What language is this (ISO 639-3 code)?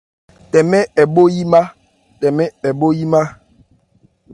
ebr